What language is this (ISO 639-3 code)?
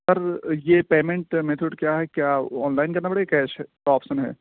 urd